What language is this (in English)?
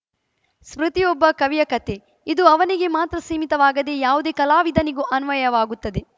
Kannada